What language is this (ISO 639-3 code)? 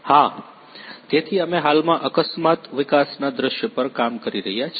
guj